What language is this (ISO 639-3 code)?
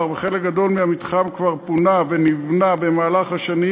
heb